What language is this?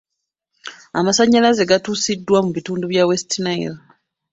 Ganda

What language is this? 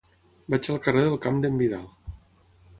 Catalan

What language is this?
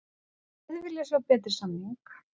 Icelandic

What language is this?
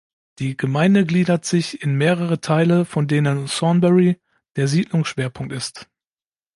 German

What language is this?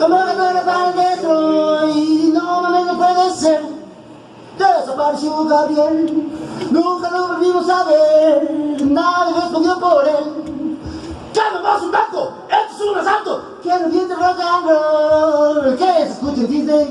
Dutch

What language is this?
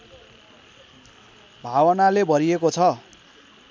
Nepali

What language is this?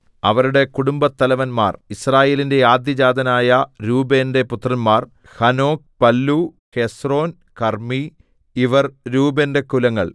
Malayalam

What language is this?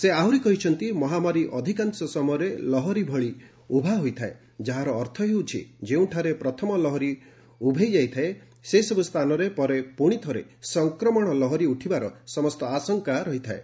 Odia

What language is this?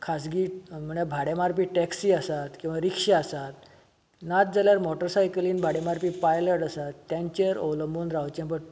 Konkani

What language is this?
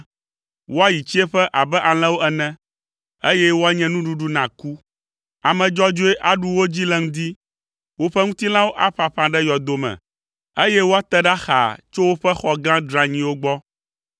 Ewe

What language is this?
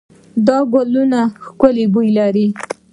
Pashto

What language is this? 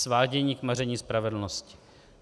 Czech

